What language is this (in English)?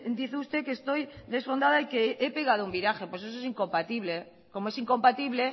Spanish